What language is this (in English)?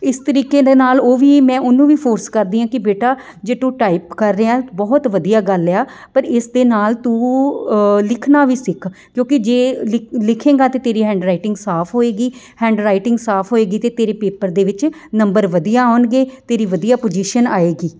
Punjabi